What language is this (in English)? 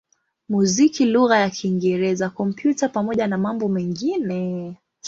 Swahili